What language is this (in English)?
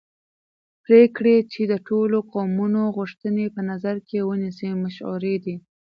Pashto